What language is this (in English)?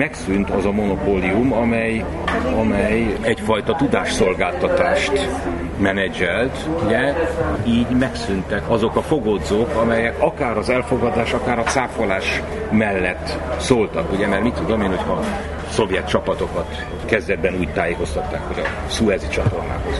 Hungarian